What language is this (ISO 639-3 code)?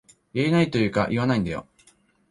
jpn